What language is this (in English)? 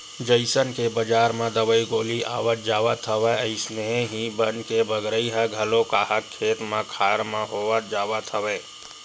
Chhattisgarhi